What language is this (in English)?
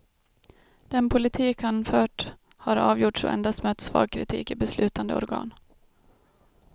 Swedish